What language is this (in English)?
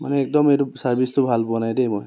Assamese